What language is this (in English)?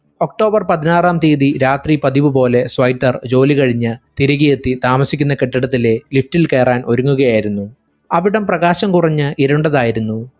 Malayalam